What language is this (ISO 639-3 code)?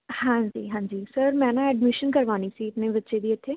pan